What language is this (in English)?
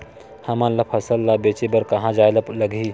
Chhattisgarhi